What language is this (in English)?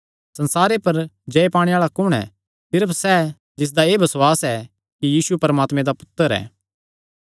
Kangri